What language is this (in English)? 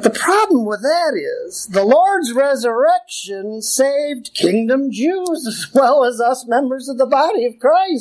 English